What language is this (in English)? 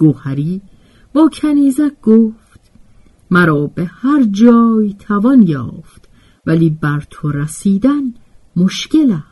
Persian